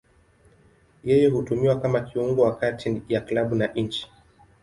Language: Swahili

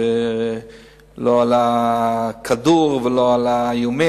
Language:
Hebrew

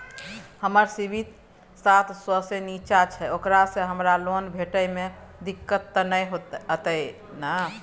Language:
Maithili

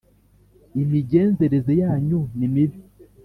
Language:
Kinyarwanda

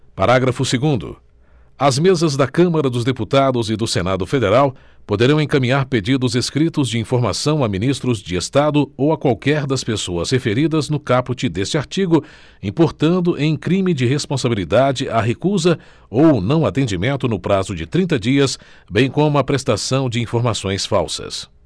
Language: Portuguese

